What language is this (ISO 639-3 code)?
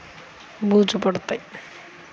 tel